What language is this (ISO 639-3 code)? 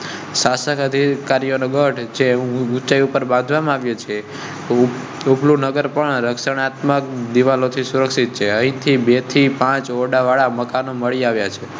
guj